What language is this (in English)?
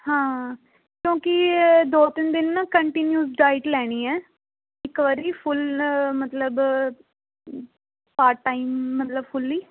Punjabi